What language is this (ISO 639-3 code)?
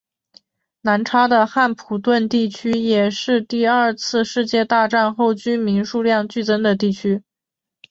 zho